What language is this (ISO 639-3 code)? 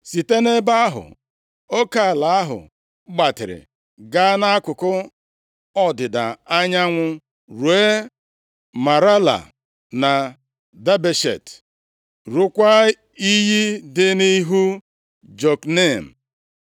ibo